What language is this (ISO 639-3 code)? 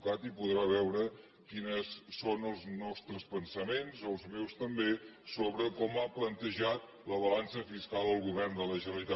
cat